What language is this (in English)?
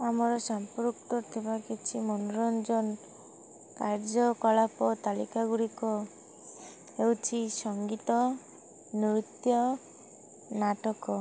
Odia